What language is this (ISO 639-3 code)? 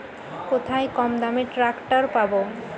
ben